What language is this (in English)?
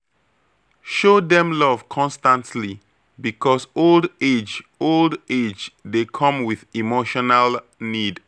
Nigerian Pidgin